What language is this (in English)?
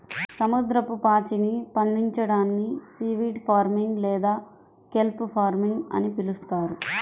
Telugu